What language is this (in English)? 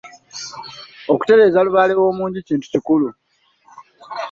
Ganda